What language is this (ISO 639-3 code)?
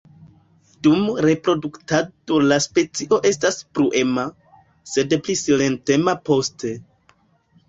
epo